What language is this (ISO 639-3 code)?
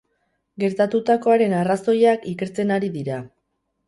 eus